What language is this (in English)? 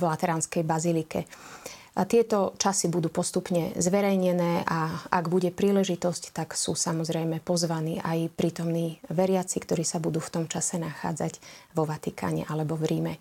Slovak